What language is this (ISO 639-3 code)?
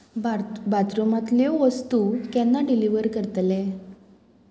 kok